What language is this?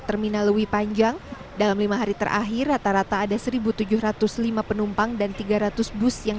Indonesian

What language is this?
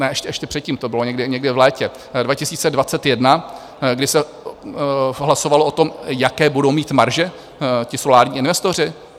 Czech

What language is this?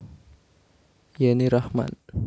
Javanese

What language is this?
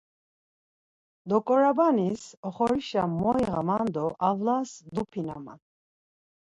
Laz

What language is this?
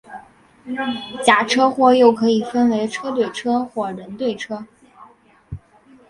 Chinese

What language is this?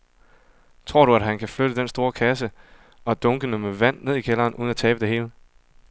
Danish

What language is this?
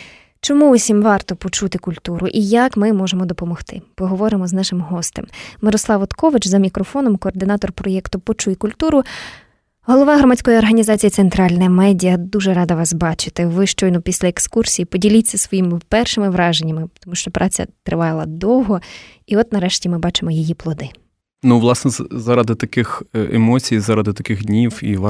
Ukrainian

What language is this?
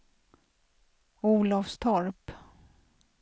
Swedish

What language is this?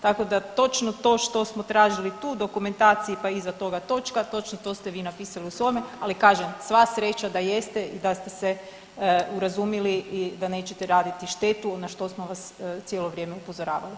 Croatian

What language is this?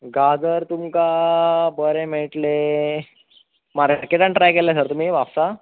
Konkani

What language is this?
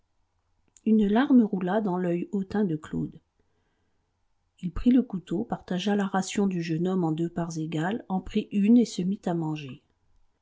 French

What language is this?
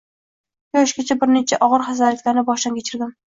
Uzbek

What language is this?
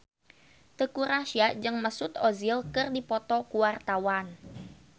Sundanese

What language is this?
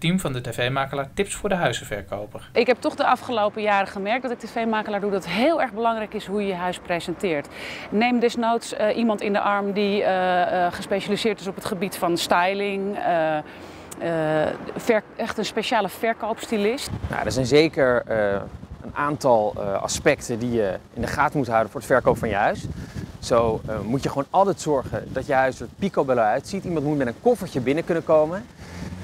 Dutch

